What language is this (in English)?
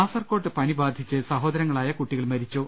Malayalam